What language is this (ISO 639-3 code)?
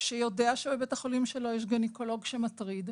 heb